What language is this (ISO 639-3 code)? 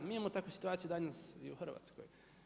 hrv